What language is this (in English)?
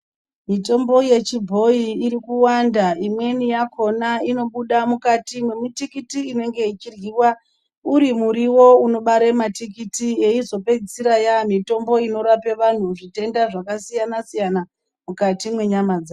Ndau